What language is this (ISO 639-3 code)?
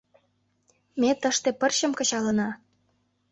chm